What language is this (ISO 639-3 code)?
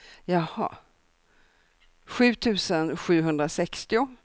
swe